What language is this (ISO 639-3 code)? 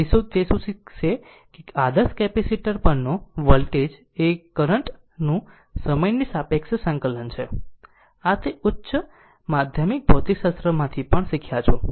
guj